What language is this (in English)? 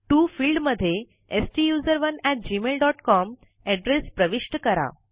Marathi